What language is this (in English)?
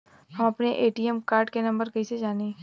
Bhojpuri